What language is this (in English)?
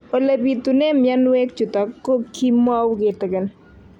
Kalenjin